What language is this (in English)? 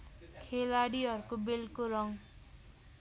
Nepali